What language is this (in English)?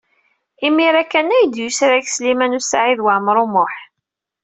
Kabyle